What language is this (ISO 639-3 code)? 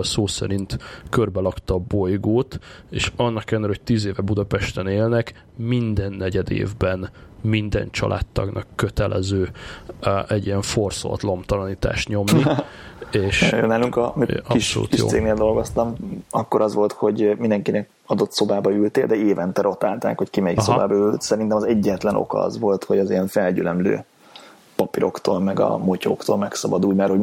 hun